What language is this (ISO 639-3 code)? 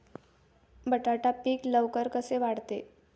mar